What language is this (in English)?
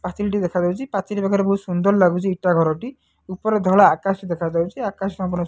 Odia